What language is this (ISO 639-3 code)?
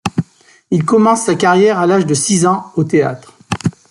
fra